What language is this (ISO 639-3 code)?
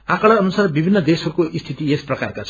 nep